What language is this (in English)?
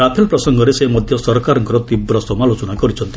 Odia